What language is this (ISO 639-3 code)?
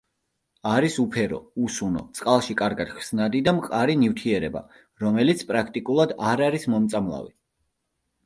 kat